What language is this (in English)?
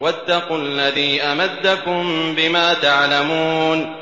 Arabic